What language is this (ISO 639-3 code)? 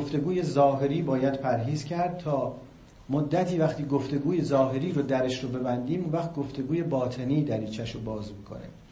fas